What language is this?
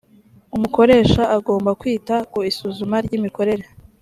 Kinyarwanda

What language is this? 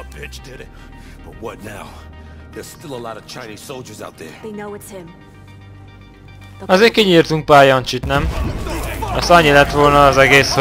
Hungarian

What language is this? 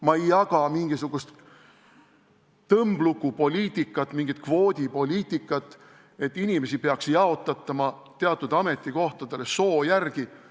Estonian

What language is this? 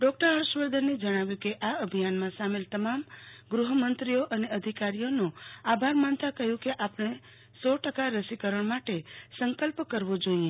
Gujarati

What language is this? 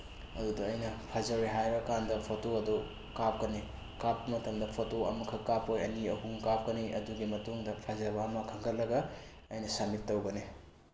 Manipuri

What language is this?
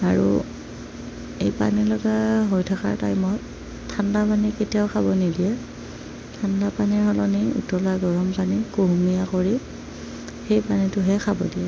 Assamese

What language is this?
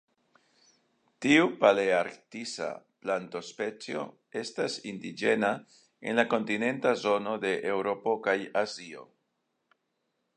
Esperanto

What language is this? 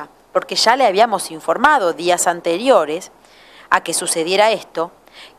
Spanish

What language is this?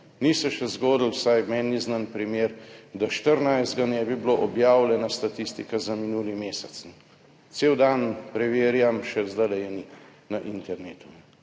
Slovenian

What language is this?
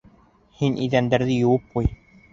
Bashkir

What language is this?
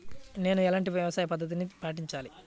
Telugu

